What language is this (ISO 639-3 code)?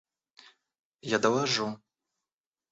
rus